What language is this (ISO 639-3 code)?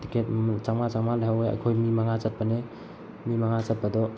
mni